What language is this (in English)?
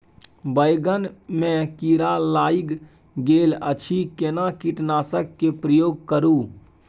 Maithili